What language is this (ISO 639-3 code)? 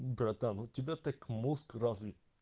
rus